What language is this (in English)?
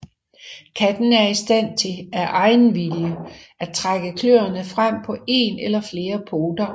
Danish